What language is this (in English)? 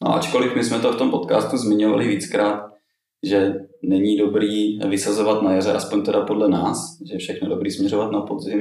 Czech